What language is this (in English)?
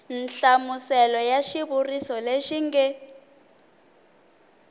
Tsonga